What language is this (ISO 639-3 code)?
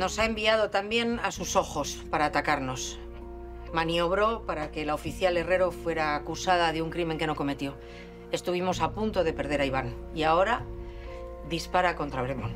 spa